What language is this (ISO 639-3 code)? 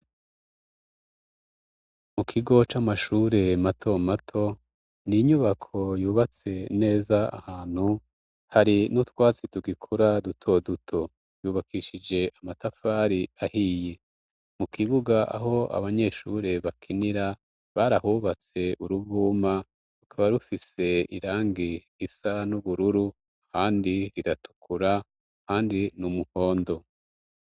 run